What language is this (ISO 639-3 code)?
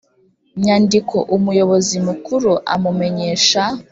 kin